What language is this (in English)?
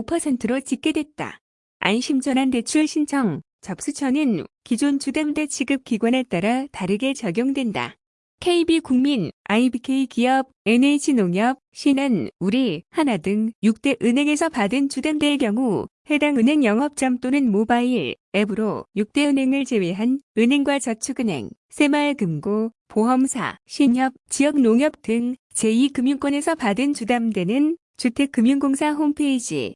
Korean